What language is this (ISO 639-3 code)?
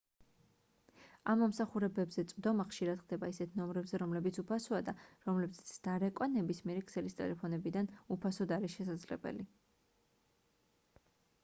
kat